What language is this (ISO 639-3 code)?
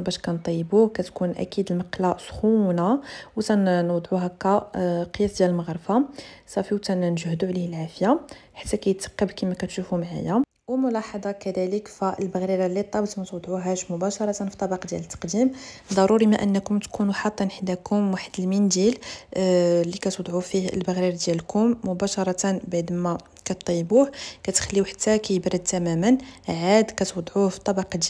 ara